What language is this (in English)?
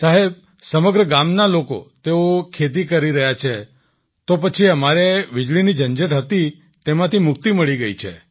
Gujarati